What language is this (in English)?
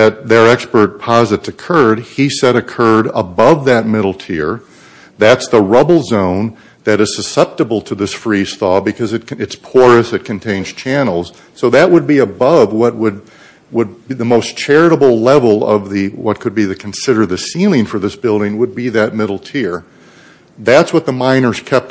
English